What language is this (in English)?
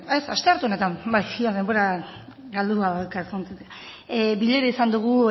Basque